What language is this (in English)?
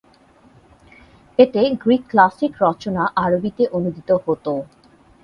Bangla